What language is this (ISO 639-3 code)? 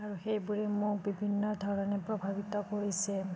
asm